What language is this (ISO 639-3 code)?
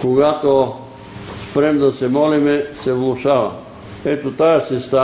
bul